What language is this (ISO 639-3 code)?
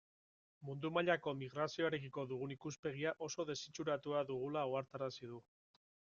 eus